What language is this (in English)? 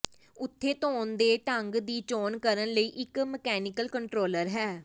Punjabi